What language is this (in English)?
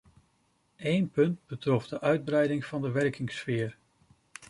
Dutch